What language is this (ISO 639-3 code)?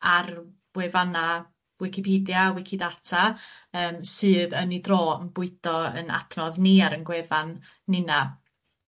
cym